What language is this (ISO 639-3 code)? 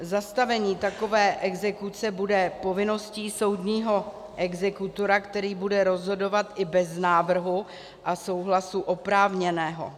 ces